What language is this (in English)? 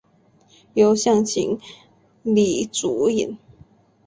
Chinese